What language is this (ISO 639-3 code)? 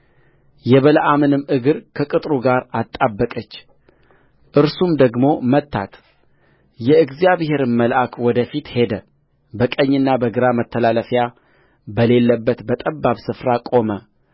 amh